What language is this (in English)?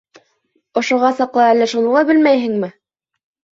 Bashkir